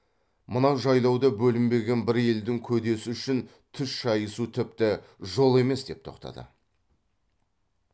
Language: Kazakh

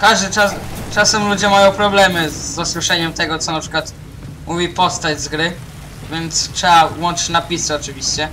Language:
Polish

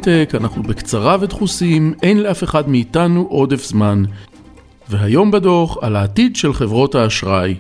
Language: Hebrew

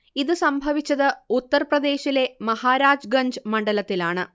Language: Malayalam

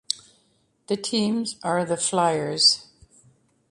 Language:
English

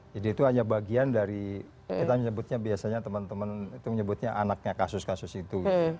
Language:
Indonesian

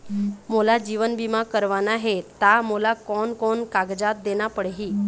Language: Chhattisgarhi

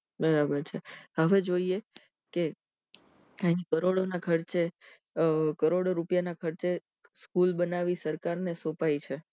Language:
Gujarati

